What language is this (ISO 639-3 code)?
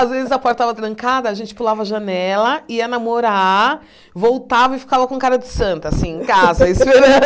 por